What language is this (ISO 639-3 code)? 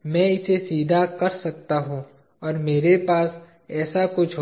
hin